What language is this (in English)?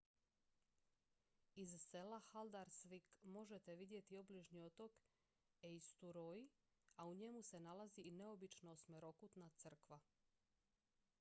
Croatian